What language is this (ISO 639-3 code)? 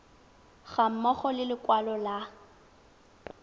tsn